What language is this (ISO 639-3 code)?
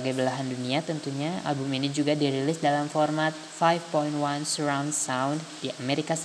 ind